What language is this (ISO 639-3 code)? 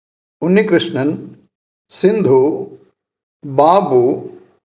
san